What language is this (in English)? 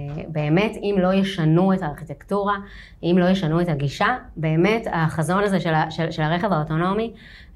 Hebrew